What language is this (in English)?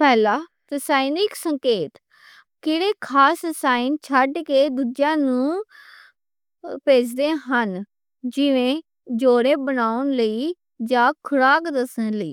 Western Panjabi